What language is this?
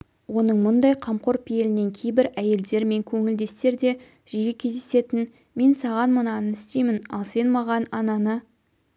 Kazakh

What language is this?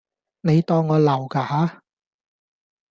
Cantonese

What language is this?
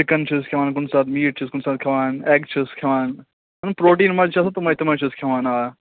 Kashmiri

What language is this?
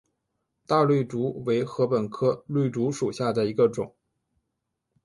Chinese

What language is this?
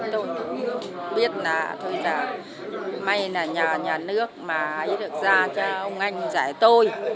Vietnamese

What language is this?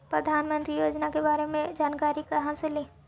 Magahi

